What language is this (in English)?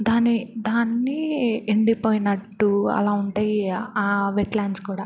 Telugu